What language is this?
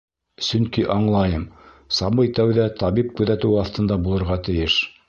Bashkir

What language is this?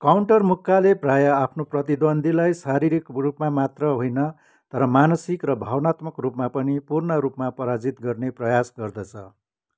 Nepali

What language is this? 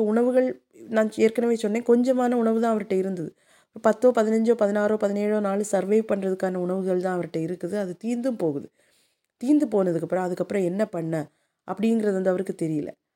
Tamil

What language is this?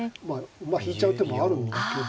Japanese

